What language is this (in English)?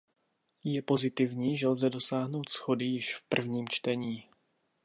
Czech